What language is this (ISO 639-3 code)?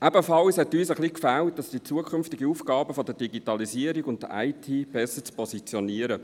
gsw